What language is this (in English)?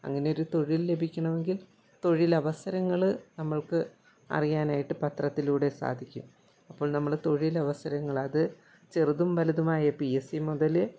Malayalam